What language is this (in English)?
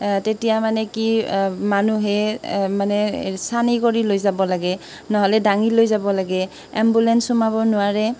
Assamese